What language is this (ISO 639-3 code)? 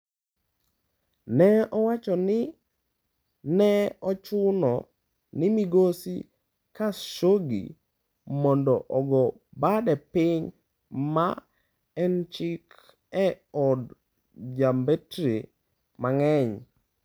luo